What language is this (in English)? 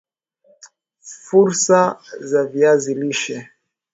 Swahili